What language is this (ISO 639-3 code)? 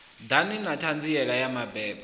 ven